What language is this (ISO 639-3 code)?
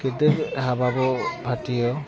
brx